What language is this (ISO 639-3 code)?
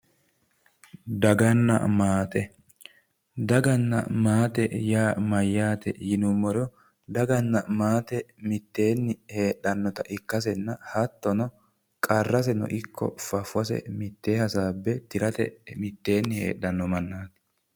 sid